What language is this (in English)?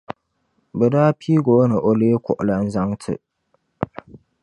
Dagbani